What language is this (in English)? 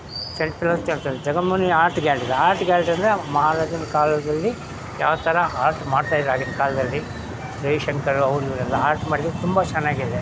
Kannada